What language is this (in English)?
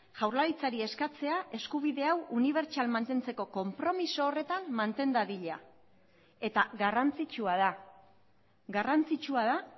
Basque